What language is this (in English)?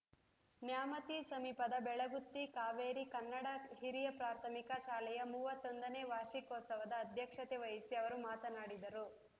Kannada